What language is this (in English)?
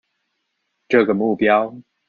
Chinese